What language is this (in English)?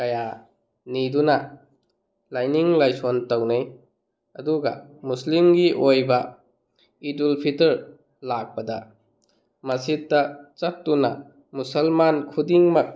Manipuri